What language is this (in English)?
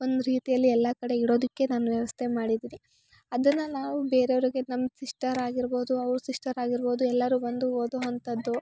Kannada